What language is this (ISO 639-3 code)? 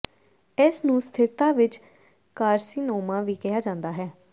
pan